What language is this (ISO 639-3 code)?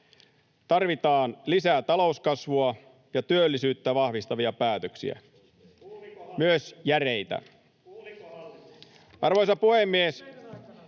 fin